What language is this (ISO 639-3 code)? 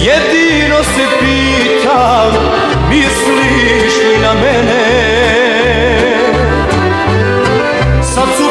ron